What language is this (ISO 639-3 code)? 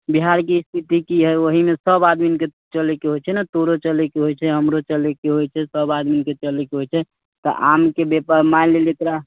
mai